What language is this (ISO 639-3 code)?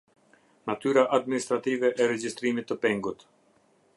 sqi